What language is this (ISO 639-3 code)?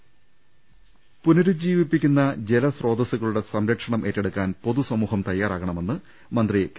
mal